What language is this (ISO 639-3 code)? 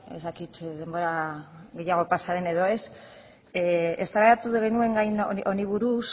eus